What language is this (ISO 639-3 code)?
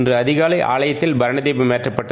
tam